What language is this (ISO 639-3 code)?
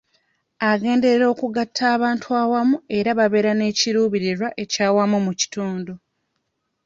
lug